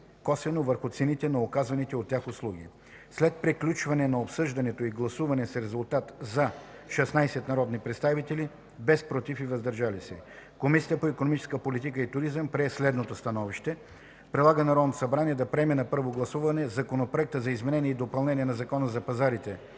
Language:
Bulgarian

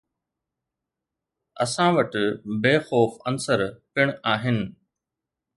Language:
Sindhi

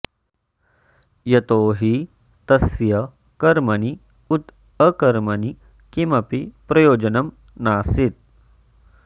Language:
Sanskrit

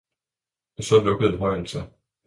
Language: Danish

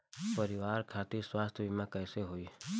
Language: Bhojpuri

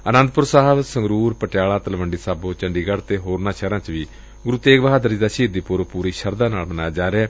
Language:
Punjabi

